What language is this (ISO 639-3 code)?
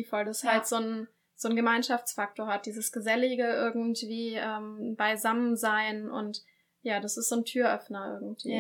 deu